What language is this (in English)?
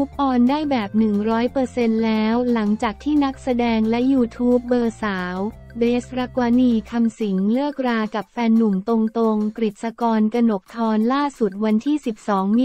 Thai